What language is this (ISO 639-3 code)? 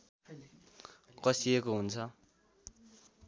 nep